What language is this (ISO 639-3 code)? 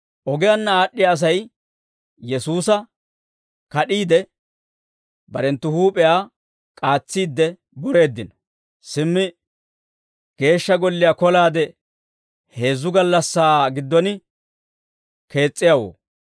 dwr